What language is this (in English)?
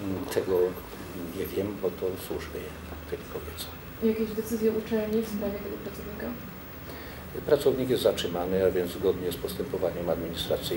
Polish